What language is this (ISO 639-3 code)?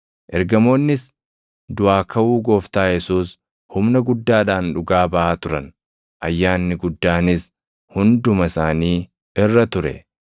orm